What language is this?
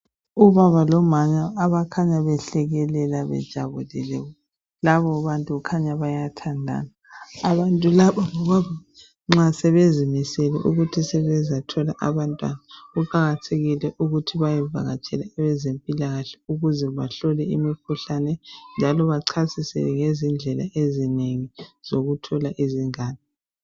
North Ndebele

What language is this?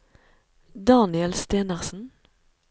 Norwegian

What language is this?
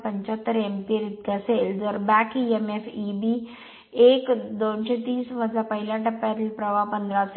Marathi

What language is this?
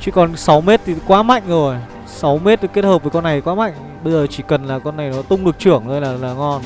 Vietnamese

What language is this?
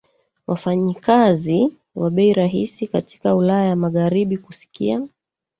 Swahili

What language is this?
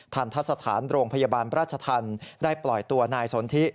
Thai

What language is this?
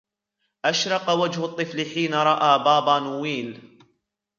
Arabic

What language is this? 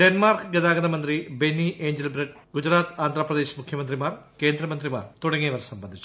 Malayalam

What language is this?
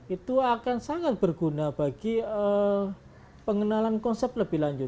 Indonesian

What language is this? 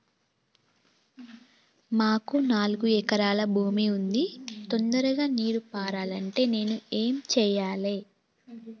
Telugu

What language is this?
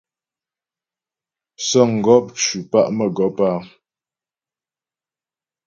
Ghomala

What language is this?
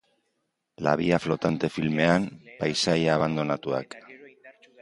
Basque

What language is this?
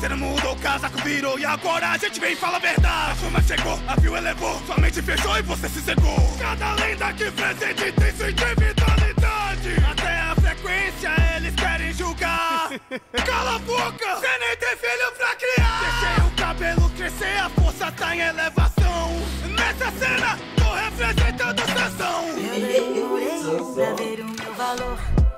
Portuguese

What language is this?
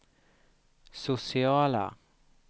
Swedish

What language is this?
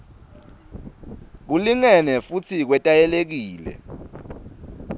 Swati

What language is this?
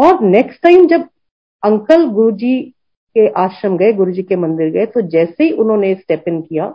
Hindi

